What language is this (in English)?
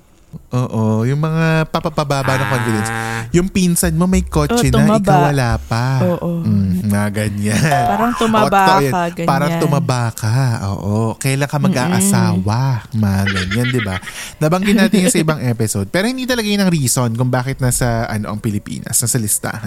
Filipino